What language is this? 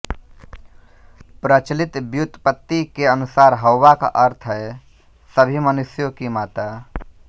Hindi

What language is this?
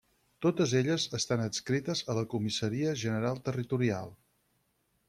Catalan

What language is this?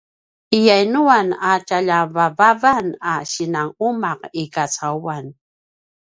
Paiwan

